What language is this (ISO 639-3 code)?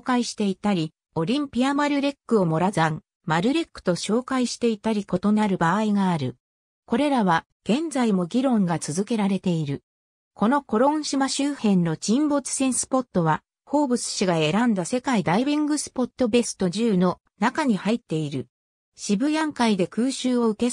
jpn